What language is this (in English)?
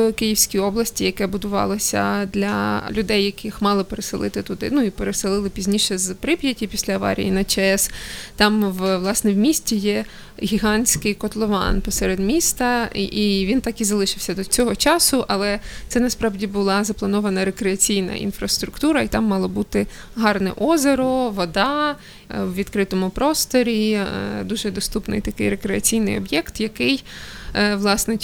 Ukrainian